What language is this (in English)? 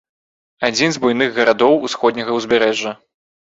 Belarusian